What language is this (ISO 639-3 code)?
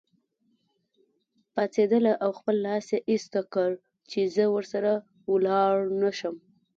pus